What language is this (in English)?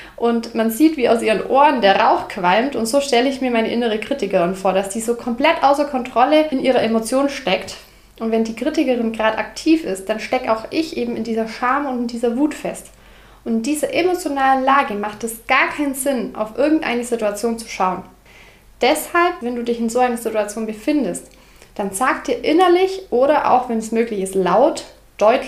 German